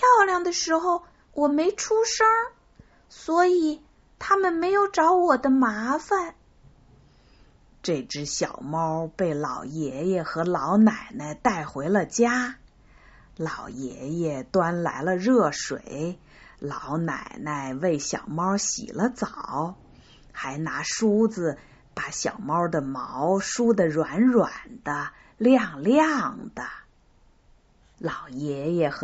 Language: Chinese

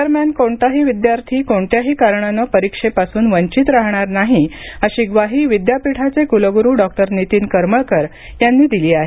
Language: Marathi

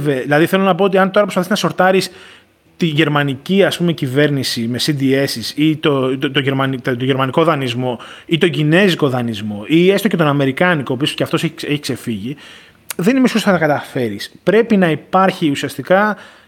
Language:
Greek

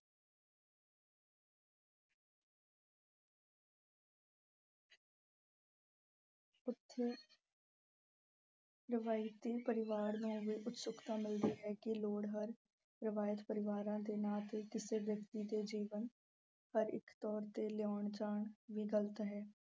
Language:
Punjabi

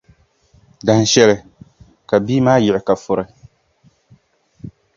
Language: Dagbani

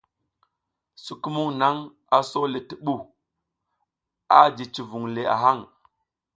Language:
South Giziga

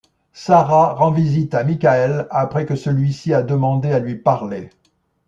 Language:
French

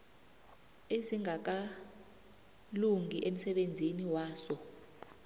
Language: South Ndebele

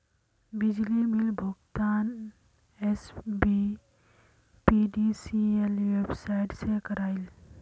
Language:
Magahi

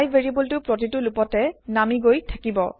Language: Assamese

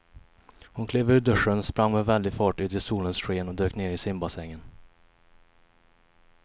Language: Swedish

